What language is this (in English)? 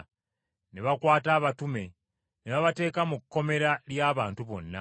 Ganda